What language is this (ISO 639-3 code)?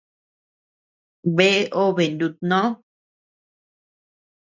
cux